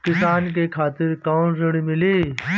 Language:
Bhojpuri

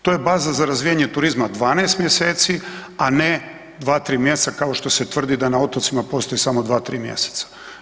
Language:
Croatian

